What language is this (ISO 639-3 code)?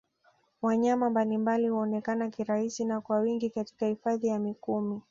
swa